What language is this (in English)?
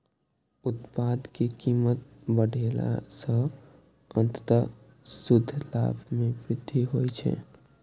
Maithili